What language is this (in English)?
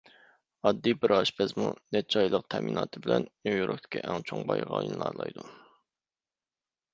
Uyghur